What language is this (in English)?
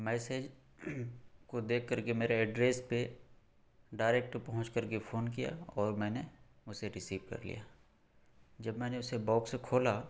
Urdu